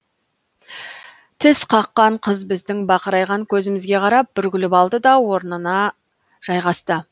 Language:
Kazakh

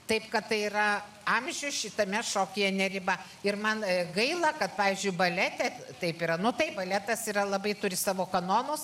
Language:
Lithuanian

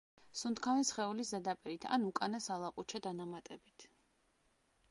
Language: Georgian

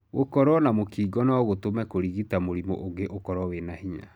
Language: Kikuyu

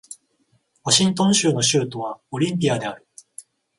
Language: Japanese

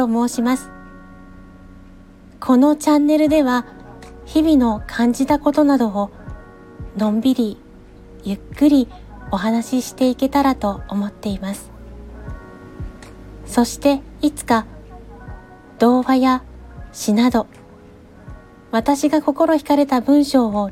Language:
Japanese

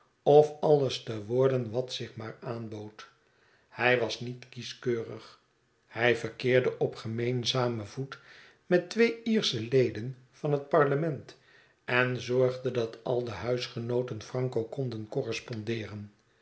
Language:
Dutch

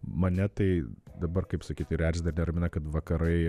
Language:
Lithuanian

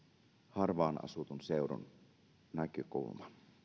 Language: Finnish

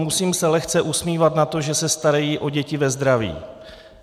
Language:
Czech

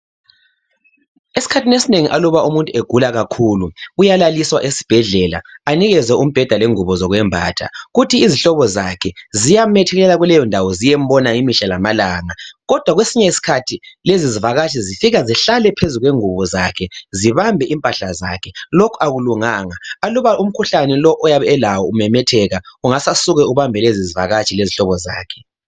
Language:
North Ndebele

